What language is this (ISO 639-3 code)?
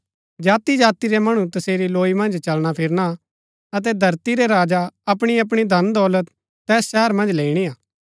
gbk